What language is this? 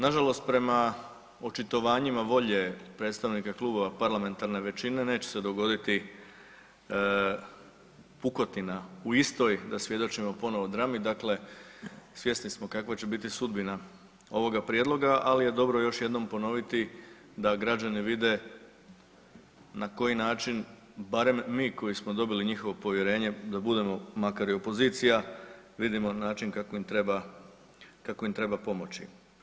Croatian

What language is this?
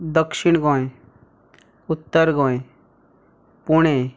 Konkani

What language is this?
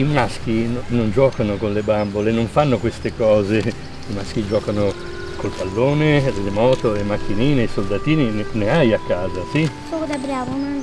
Italian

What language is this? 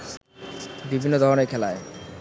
Bangla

